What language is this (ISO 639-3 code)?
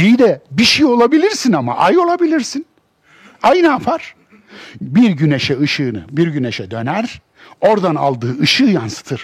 tur